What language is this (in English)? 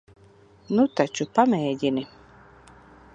Latvian